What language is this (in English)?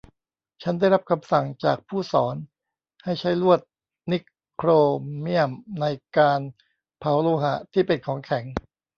Thai